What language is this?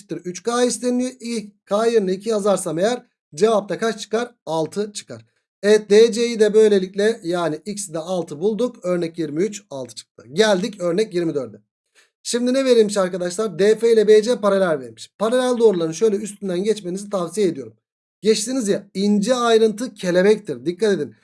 Turkish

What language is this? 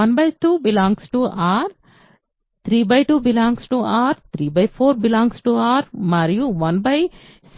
Telugu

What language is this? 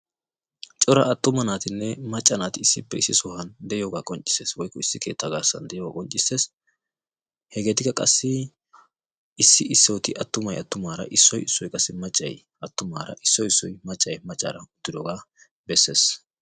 Wolaytta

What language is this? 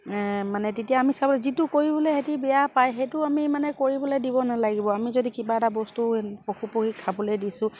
Assamese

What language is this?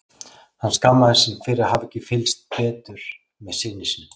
Icelandic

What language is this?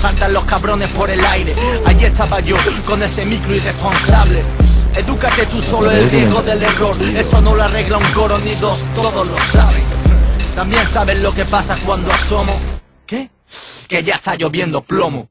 Spanish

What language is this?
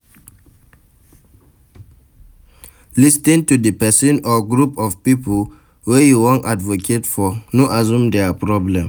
Nigerian Pidgin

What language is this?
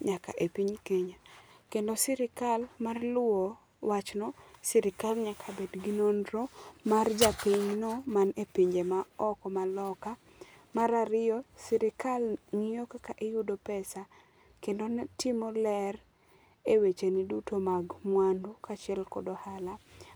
Luo (Kenya and Tanzania)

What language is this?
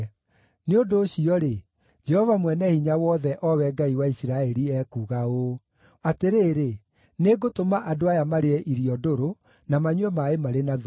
Kikuyu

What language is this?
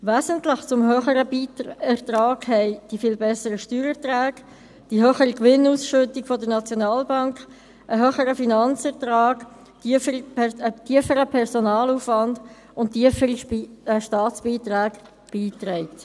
Swiss German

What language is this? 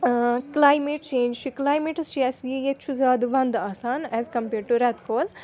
Kashmiri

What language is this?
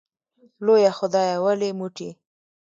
Pashto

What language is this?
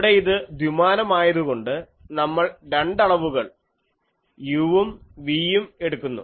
Malayalam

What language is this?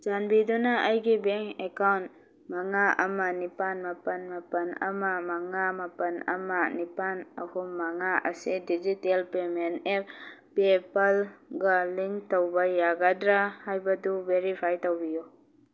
Manipuri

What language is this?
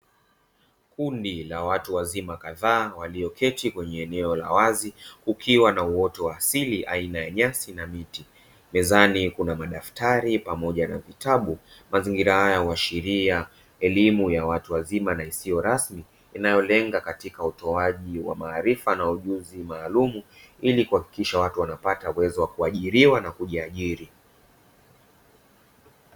Swahili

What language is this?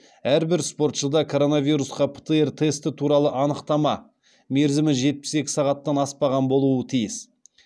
Kazakh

